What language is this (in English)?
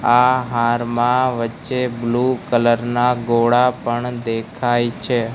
Gujarati